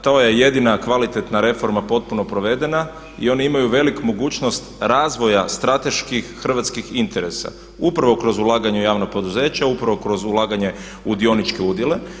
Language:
Croatian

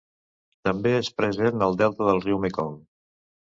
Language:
Catalan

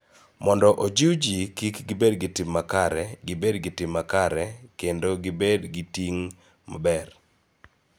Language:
Luo (Kenya and Tanzania)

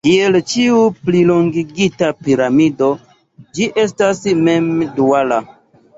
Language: Esperanto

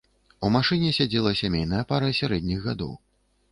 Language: Belarusian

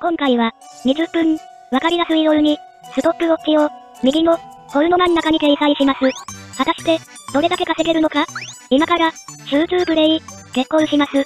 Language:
Japanese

